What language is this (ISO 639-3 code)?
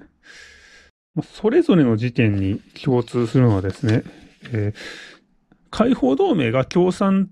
jpn